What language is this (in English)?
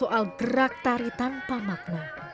Indonesian